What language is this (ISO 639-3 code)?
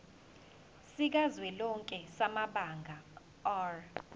zul